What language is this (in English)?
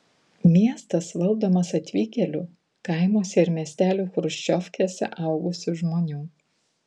Lithuanian